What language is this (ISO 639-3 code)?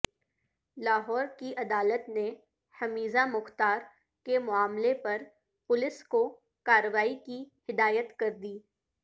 urd